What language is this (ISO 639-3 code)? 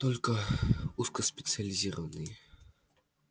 rus